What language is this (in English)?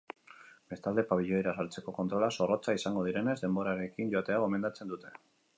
Basque